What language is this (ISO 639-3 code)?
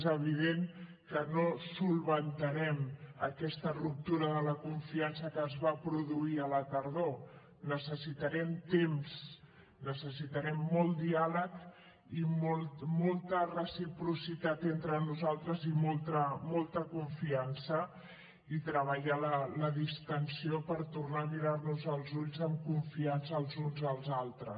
cat